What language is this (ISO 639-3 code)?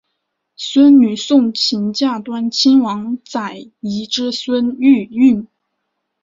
zho